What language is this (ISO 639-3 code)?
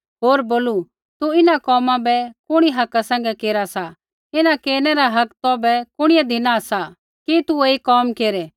kfx